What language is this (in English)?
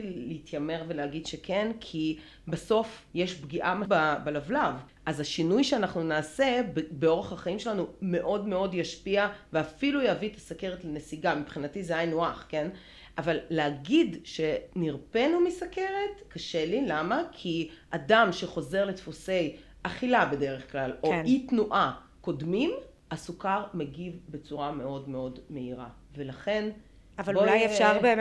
Hebrew